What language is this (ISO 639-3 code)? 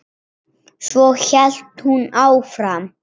isl